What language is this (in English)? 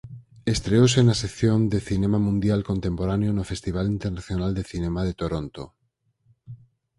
Galician